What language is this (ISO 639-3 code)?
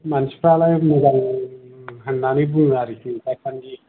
brx